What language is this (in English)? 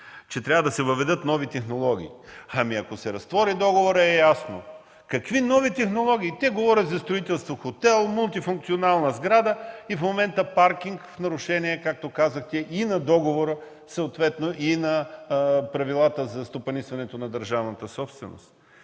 Bulgarian